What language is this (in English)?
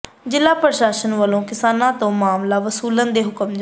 Punjabi